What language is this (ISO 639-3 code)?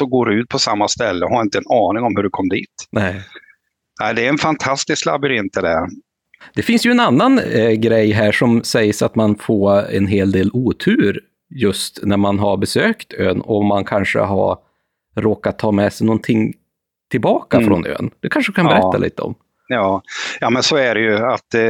swe